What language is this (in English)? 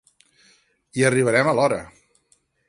Catalan